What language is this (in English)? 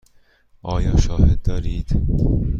Persian